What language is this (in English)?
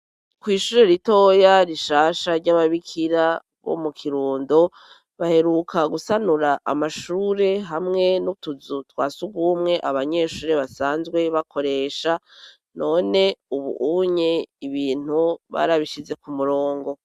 Rundi